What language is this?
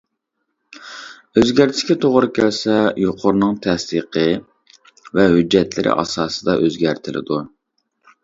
Uyghur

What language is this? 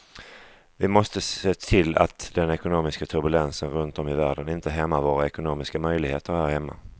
Swedish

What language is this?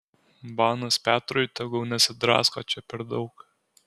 Lithuanian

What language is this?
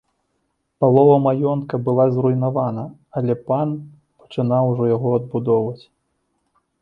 Belarusian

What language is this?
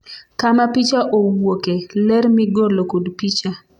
Luo (Kenya and Tanzania)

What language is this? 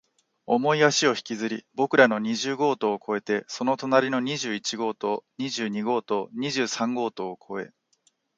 Japanese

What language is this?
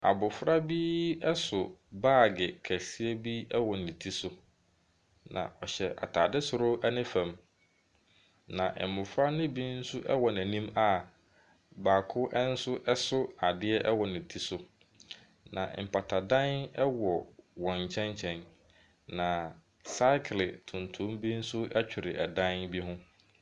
Akan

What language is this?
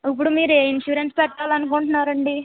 Telugu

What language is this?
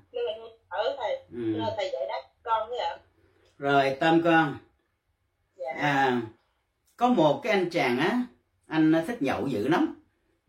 Vietnamese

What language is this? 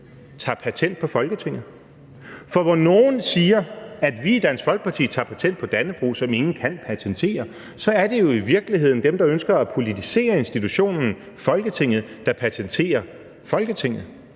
Danish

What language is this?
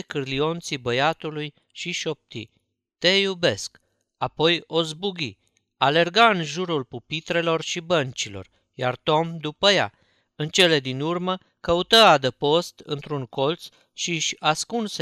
Romanian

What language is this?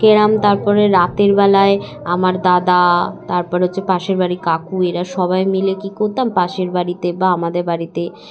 Bangla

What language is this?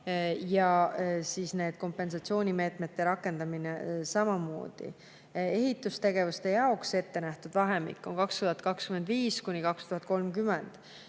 Estonian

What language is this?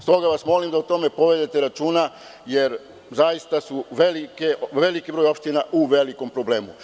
Serbian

